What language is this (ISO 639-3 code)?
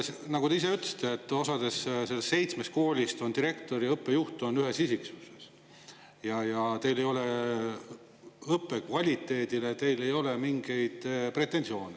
est